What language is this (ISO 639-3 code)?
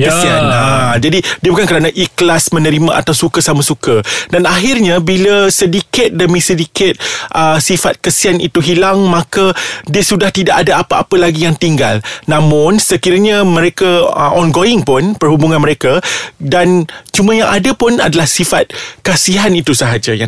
msa